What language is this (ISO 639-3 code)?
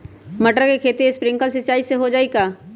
mag